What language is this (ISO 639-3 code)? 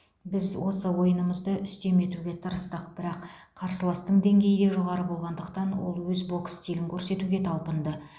kaz